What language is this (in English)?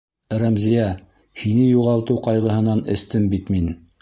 Bashkir